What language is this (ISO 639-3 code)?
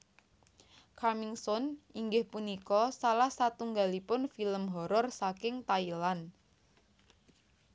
jav